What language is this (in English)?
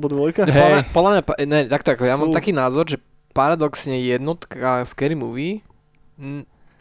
Slovak